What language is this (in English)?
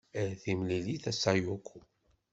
Kabyle